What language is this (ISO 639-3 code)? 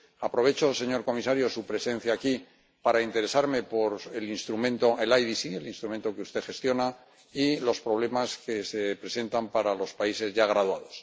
spa